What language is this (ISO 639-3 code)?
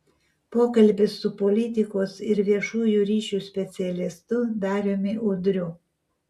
lit